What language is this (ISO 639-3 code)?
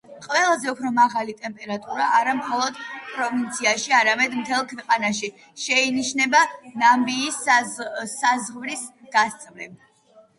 kat